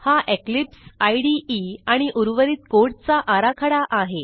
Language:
Marathi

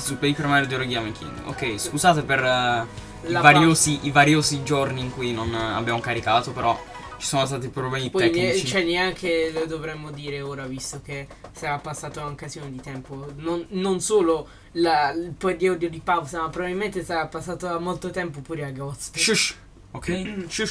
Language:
Italian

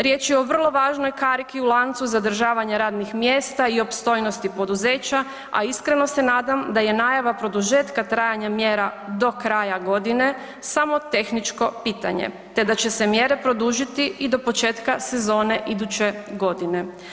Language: Croatian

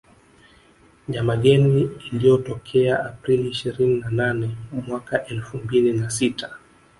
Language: Swahili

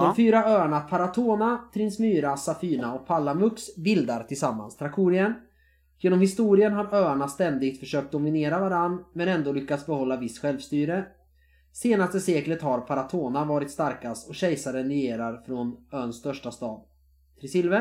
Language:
Swedish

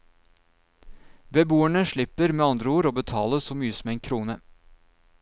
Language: Norwegian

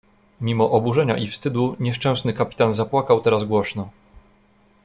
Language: Polish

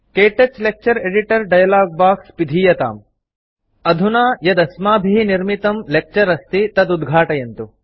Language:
Sanskrit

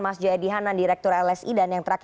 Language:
Indonesian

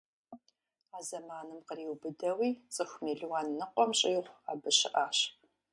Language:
Kabardian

